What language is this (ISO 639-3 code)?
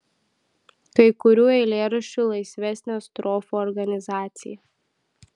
lit